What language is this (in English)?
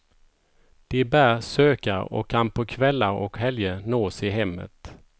Swedish